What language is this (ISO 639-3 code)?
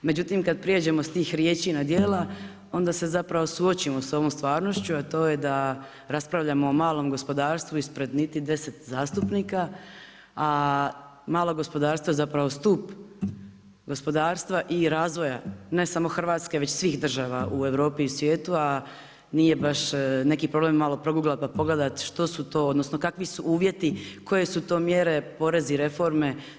hrv